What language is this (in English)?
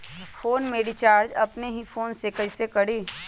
Magahi